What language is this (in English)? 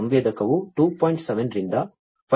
Kannada